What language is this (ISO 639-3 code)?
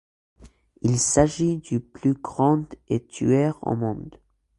fra